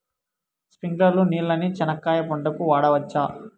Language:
Telugu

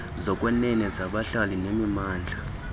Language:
Xhosa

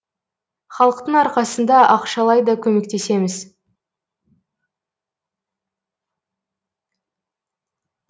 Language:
Kazakh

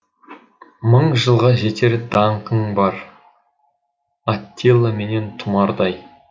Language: Kazakh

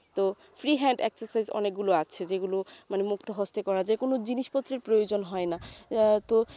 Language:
Bangla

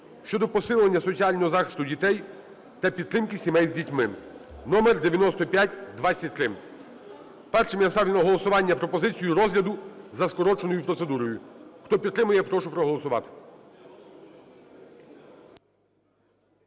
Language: Ukrainian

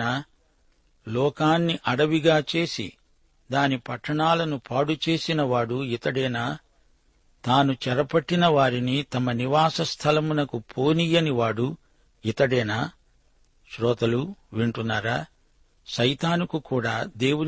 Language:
Telugu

